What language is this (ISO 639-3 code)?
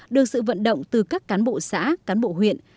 vie